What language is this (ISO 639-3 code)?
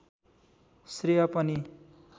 nep